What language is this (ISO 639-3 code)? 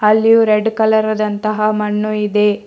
kan